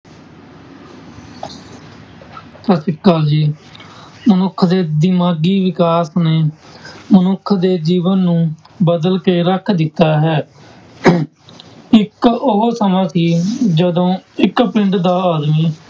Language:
Punjabi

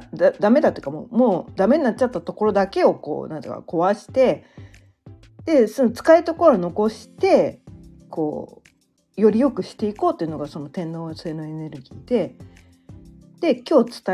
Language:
Japanese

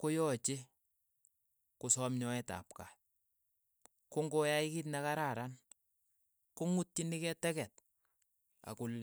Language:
Keiyo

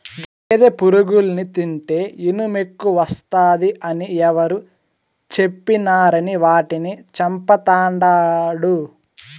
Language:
Telugu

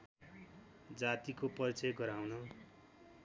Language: Nepali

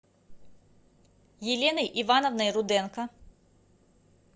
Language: Russian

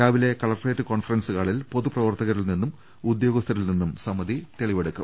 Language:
Malayalam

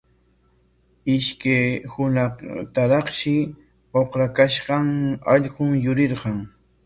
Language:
Corongo Ancash Quechua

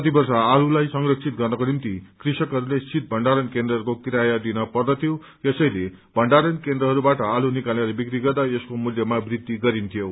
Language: Nepali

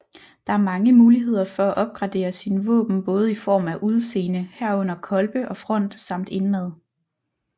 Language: Danish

